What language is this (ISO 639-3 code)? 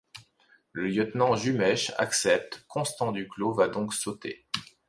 fra